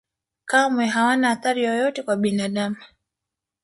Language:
Swahili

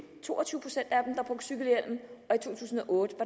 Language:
Danish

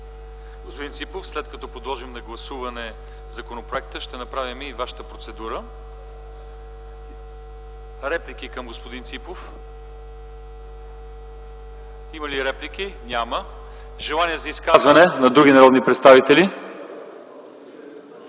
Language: Bulgarian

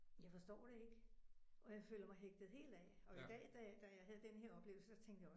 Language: Danish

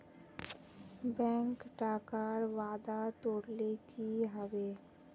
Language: Magahi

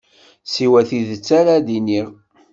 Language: Kabyle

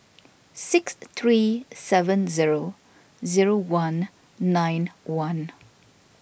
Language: English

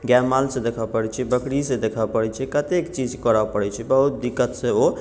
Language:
Maithili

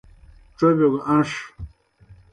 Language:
Kohistani Shina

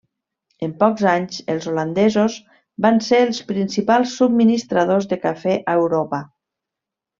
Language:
Catalan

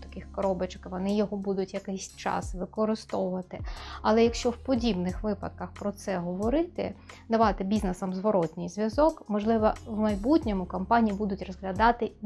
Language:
Ukrainian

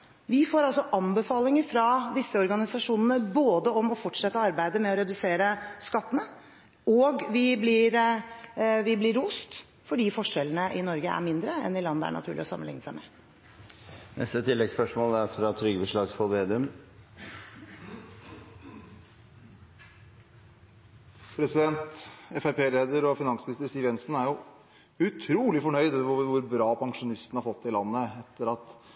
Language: Norwegian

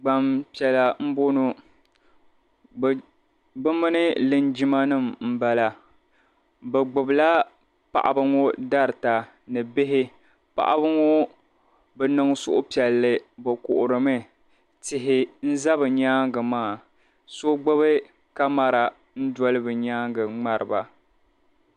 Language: Dagbani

